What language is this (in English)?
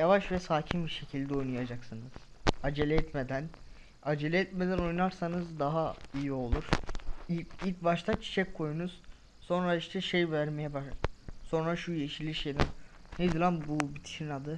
Turkish